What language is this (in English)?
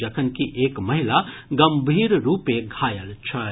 Maithili